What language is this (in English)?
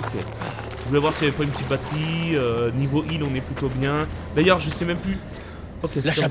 French